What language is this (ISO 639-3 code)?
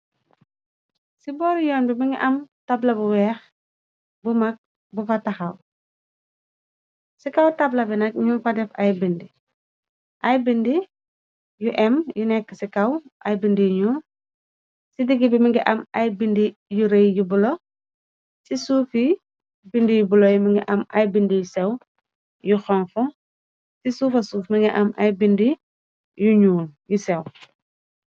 wol